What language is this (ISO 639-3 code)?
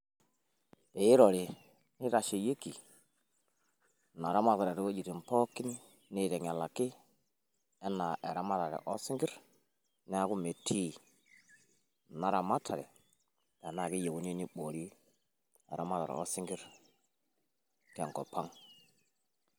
mas